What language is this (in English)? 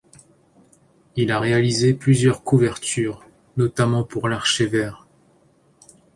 French